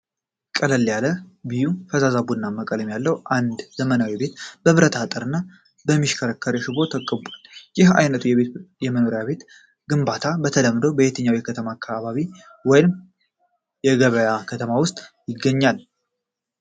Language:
Amharic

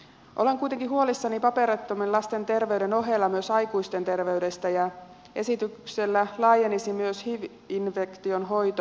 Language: Finnish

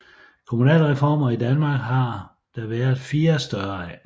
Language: Danish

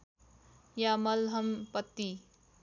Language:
Nepali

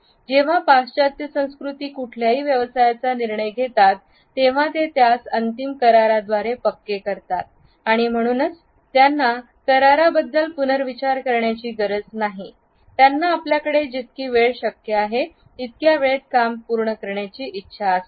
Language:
Marathi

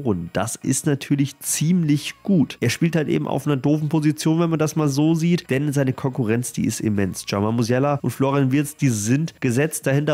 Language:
German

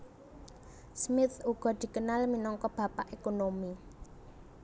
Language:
Javanese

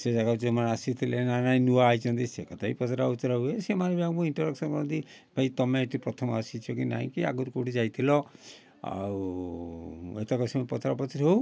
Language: Odia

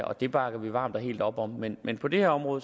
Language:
Danish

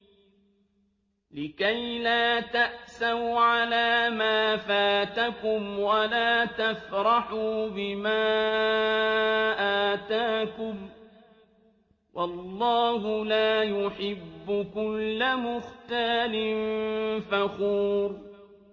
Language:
Arabic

